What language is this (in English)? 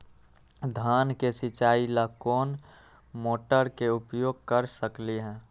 Magahi